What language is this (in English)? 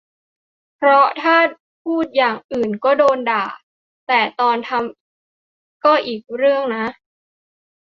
Thai